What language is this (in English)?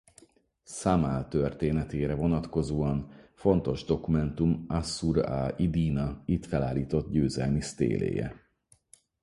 Hungarian